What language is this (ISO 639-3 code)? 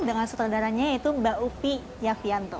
ind